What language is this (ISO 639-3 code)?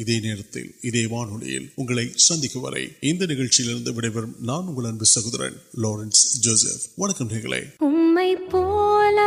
urd